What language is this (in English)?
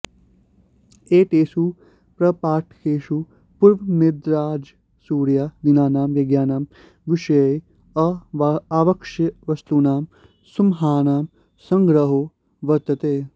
Sanskrit